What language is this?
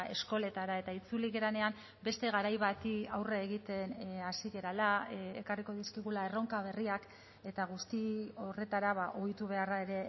Basque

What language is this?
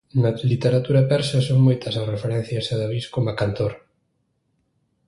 Galician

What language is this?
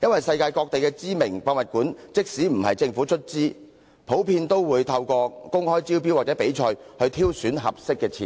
Cantonese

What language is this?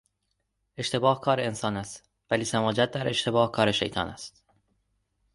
Persian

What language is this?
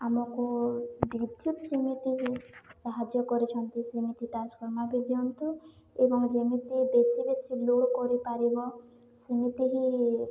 Odia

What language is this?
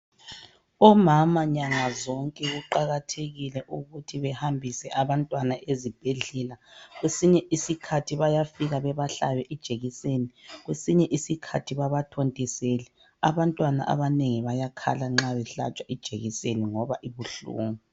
North Ndebele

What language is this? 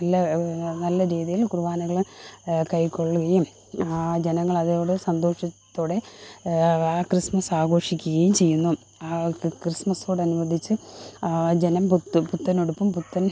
Malayalam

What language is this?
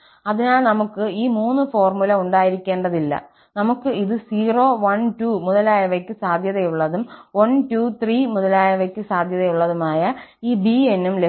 Malayalam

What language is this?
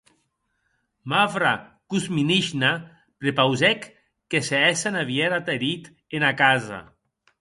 Occitan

